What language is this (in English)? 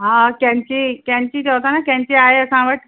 Sindhi